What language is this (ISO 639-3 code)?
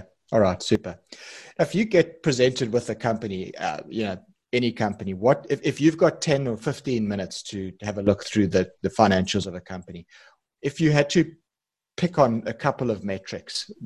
eng